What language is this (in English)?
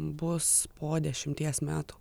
Lithuanian